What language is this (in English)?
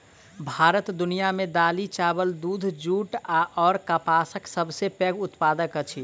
Maithili